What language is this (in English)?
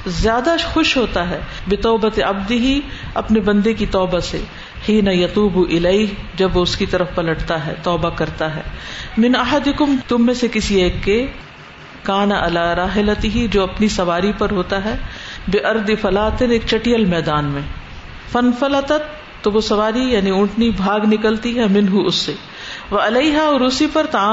Urdu